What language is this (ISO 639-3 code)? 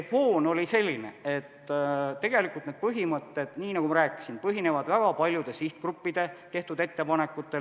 est